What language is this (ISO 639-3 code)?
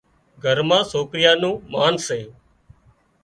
kxp